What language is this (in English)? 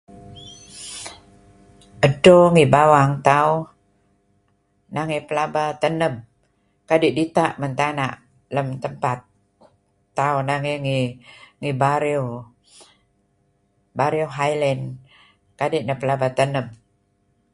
Kelabit